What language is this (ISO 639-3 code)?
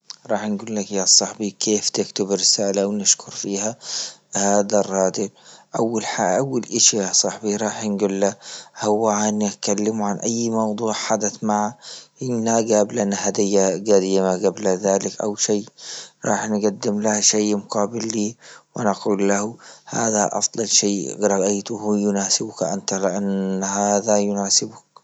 ayl